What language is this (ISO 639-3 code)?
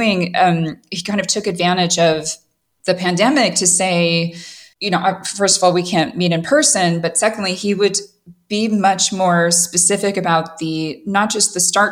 eng